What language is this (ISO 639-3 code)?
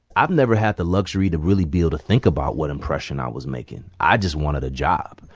eng